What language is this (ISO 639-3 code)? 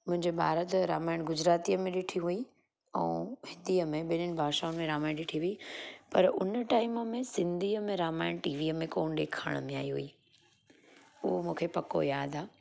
snd